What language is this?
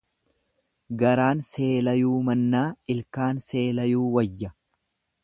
Oromo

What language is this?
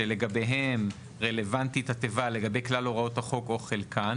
Hebrew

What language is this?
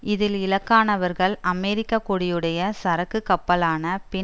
Tamil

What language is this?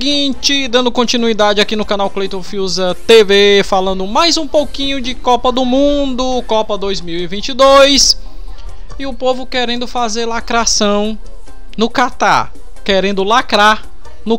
Portuguese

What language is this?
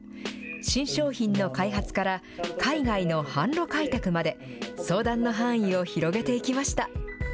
Japanese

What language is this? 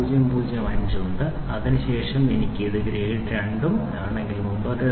Malayalam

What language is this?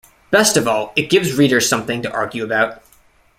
English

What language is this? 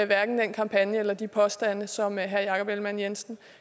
Danish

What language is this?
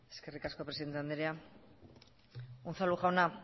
Basque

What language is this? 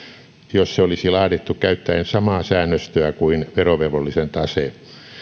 Finnish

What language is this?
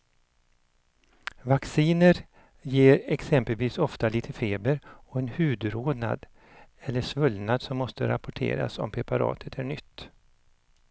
Swedish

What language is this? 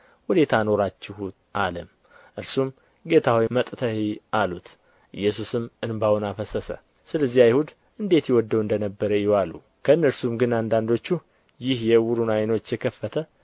Amharic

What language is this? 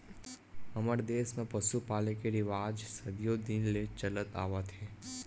Chhattisgarhi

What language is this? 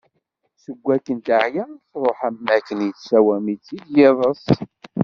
Kabyle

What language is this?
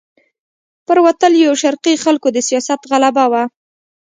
Pashto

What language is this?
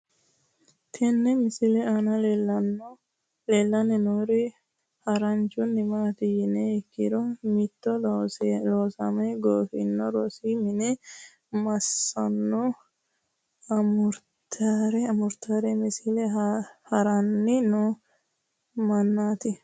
Sidamo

